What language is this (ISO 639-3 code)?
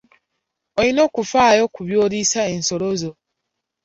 lug